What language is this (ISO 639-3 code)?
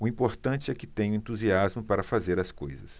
por